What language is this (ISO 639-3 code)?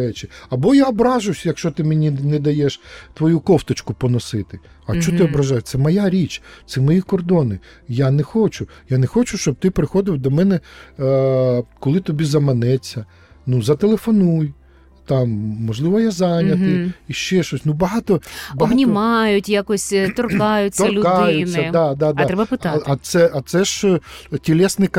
ukr